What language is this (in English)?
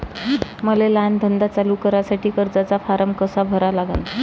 Marathi